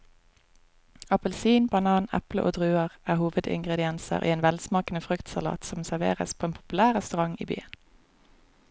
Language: Norwegian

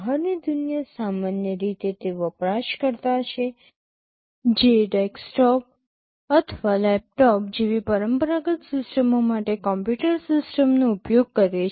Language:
Gujarati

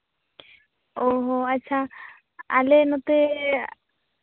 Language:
Santali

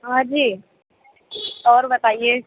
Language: Urdu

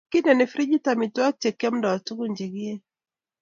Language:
Kalenjin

